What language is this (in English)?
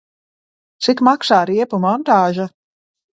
Latvian